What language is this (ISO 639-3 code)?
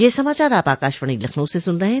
hin